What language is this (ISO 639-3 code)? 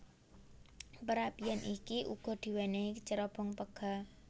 jav